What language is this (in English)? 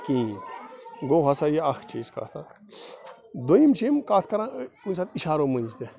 Kashmiri